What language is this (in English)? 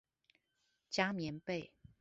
Chinese